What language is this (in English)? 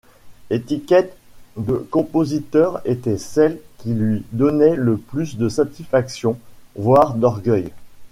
French